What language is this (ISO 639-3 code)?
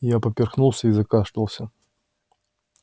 rus